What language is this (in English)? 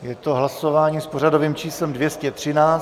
Czech